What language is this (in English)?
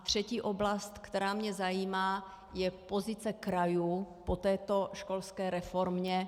Czech